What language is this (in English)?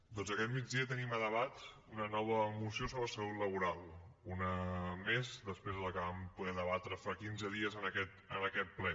Catalan